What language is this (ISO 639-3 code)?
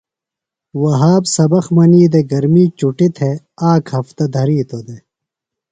phl